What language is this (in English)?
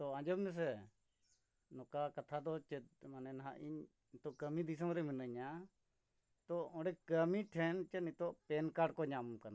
Santali